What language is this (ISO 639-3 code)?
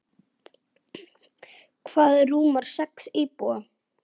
isl